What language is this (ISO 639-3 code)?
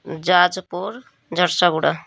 ori